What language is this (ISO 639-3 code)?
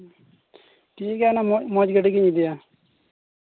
sat